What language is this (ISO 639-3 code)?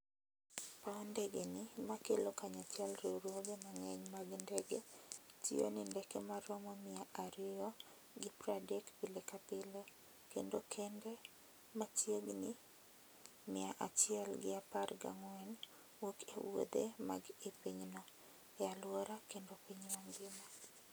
luo